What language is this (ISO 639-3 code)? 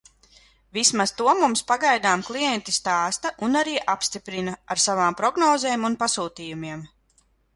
lav